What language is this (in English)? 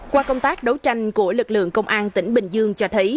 Vietnamese